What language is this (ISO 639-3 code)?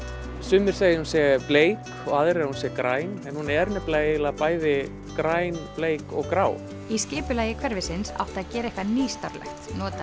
isl